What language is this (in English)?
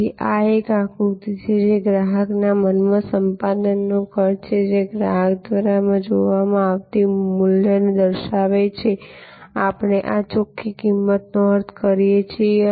Gujarati